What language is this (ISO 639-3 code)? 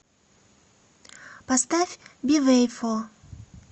rus